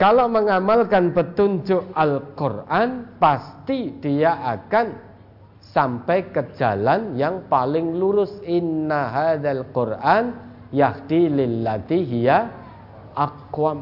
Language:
Indonesian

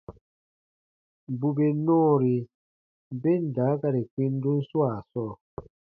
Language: Baatonum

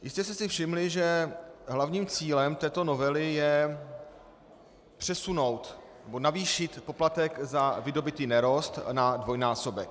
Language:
Czech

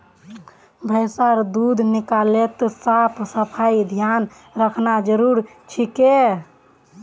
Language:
Magahi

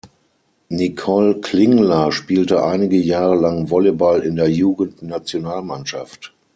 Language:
German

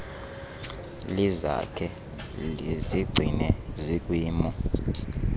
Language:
Xhosa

